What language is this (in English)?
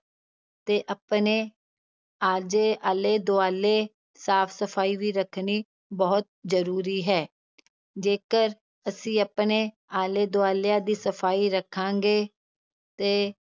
Punjabi